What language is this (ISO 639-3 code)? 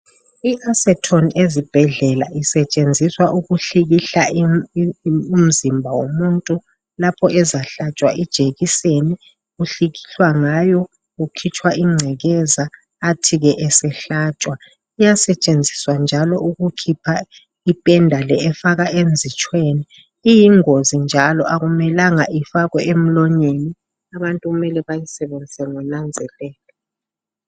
nde